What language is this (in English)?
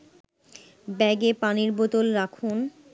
Bangla